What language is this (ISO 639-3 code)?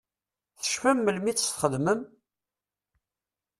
kab